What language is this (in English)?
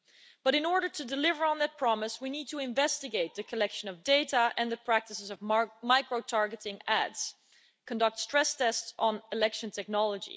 English